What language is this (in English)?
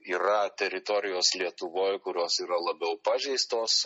Lithuanian